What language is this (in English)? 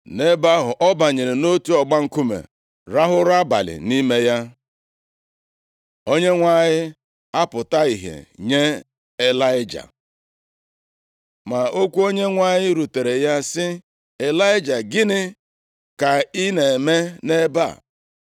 Igbo